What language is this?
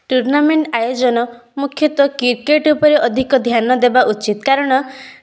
Odia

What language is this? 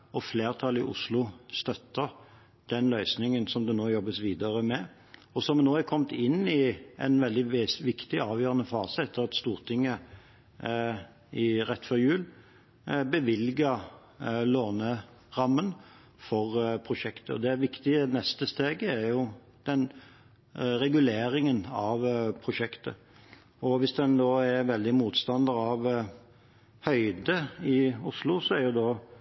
Norwegian Bokmål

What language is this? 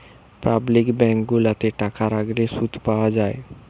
Bangla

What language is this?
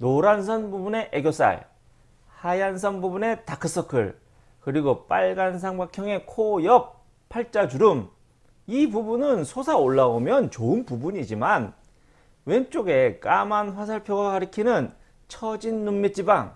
Korean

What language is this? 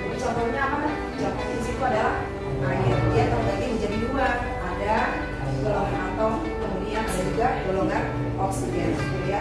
Indonesian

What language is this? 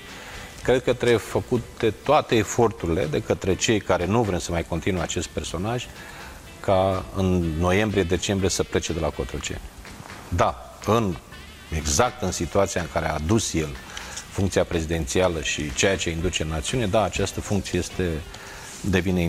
Romanian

